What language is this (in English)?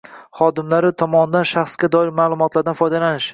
Uzbek